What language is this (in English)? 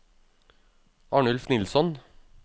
Norwegian